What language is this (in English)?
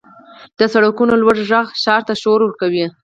Pashto